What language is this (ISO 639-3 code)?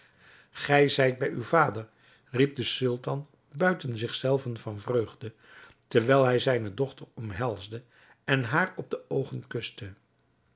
nld